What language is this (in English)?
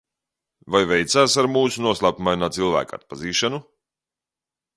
Latvian